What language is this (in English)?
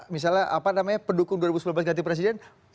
Indonesian